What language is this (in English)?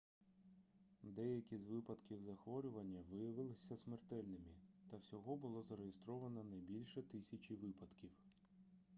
Ukrainian